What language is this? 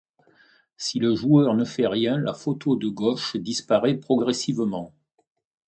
French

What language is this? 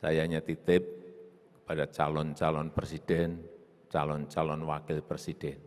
Indonesian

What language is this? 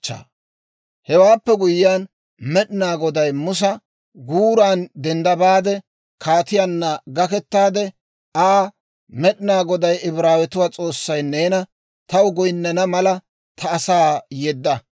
Dawro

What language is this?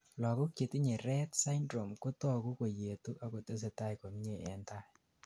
Kalenjin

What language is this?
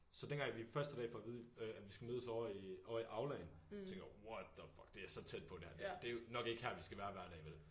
Danish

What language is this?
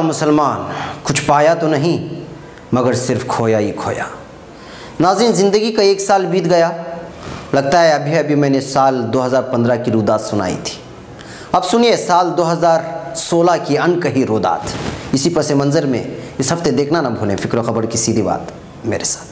Hindi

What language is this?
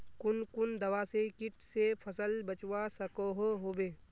Magahi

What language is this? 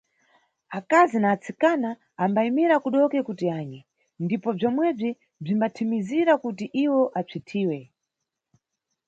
Nyungwe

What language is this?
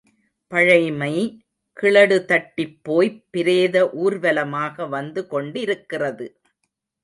Tamil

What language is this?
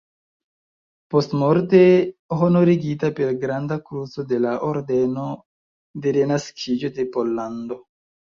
Esperanto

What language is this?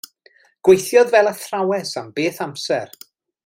Welsh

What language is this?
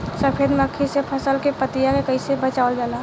Bhojpuri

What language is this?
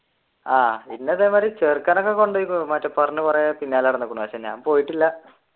Malayalam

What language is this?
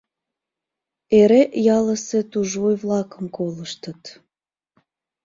Mari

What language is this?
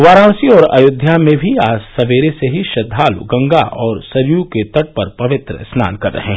Hindi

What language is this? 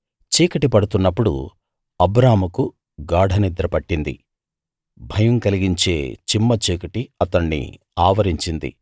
Telugu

